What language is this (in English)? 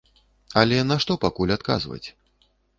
Belarusian